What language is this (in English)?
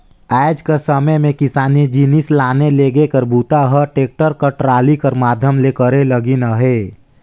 Chhattisgarhi